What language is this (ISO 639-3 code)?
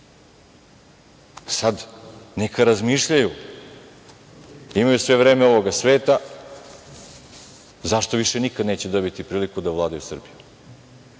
srp